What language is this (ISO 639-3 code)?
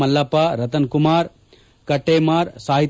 kan